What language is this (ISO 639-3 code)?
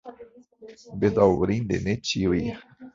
epo